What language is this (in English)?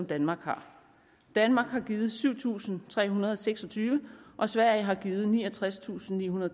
Danish